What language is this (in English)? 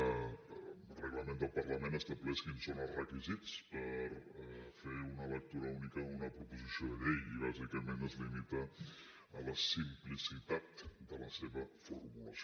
Catalan